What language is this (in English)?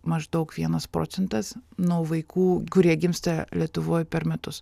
Lithuanian